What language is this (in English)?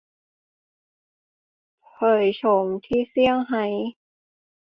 Thai